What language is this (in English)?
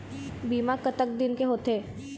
Chhattisgarhi